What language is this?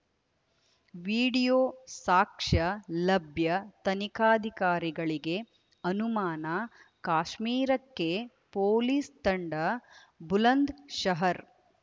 Kannada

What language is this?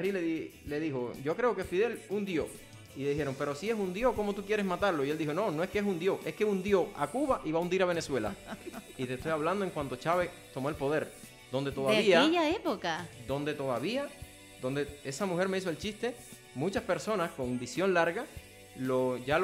Spanish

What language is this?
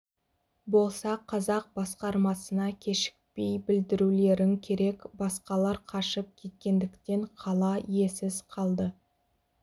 Kazakh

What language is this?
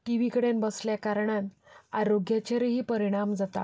Konkani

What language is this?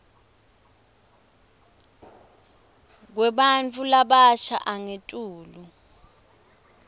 Swati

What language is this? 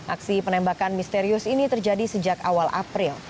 Indonesian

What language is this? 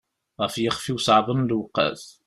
Kabyle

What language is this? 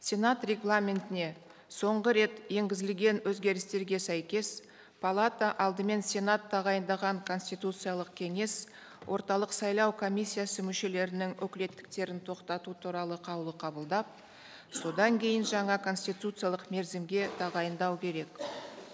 Kazakh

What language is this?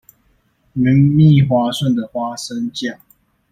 Chinese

